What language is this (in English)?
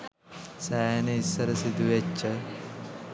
Sinhala